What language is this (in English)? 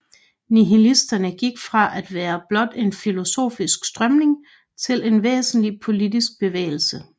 Danish